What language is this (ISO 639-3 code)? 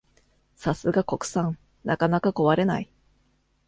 jpn